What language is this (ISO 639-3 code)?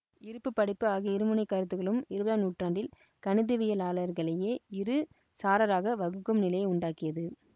tam